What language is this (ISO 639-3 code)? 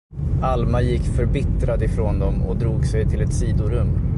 swe